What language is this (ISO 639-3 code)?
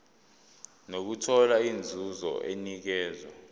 zul